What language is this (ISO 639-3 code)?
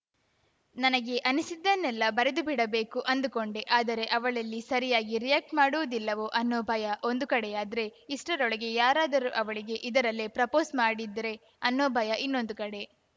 kan